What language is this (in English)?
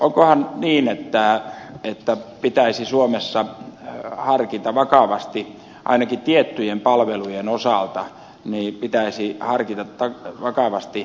Finnish